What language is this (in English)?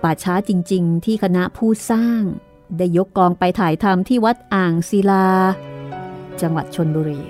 Thai